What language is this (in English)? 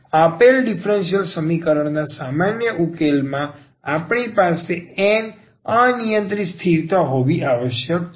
Gujarati